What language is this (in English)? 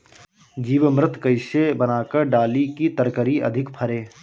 Bhojpuri